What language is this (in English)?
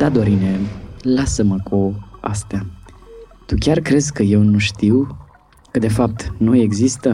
Romanian